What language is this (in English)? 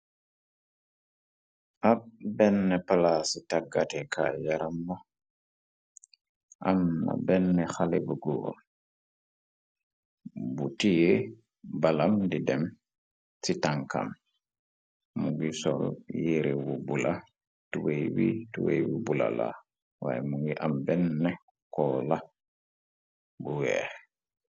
Wolof